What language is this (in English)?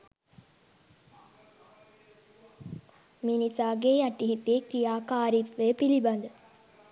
Sinhala